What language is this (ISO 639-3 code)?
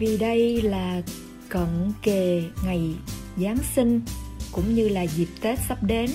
vie